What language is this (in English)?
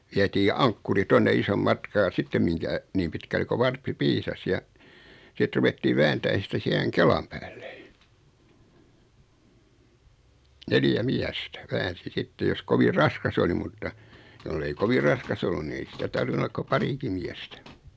Finnish